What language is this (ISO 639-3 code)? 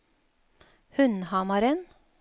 nor